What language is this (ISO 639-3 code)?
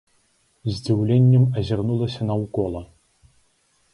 bel